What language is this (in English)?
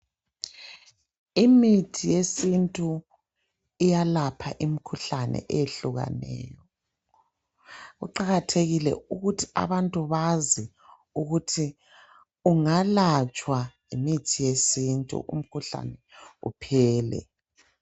North Ndebele